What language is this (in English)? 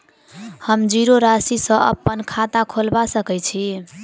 Maithili